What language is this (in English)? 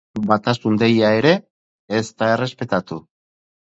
Basque